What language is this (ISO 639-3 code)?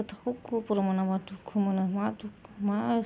brx